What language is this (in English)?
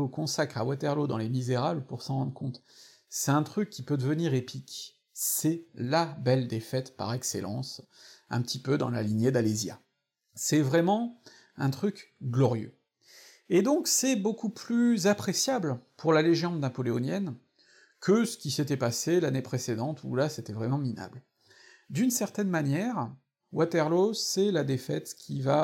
French